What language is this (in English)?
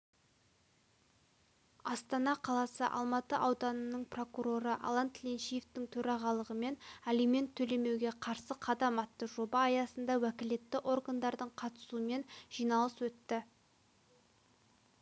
Kazakh